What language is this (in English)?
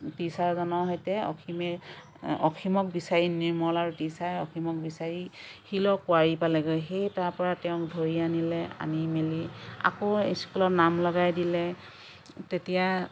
Assamese